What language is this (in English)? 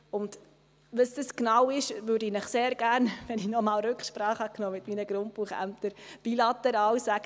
Swiss German